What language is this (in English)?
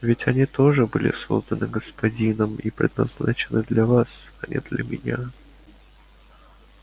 Russian